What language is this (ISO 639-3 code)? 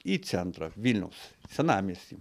lit